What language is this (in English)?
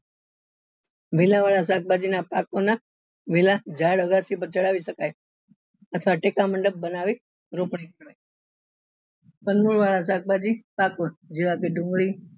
Gujarati